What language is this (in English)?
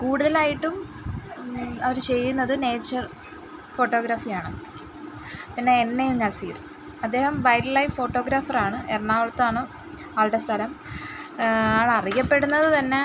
Malayalam